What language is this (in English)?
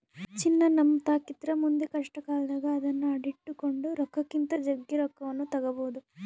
Kannada